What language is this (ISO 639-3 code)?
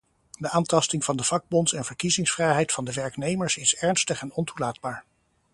nld